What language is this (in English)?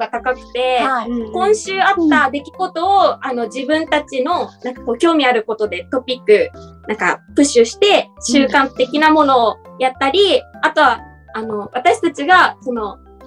Japanese